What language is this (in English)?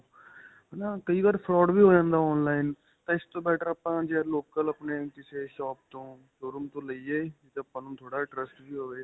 Punjabi